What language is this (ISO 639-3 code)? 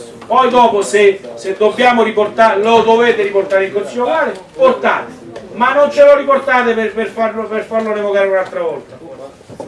ita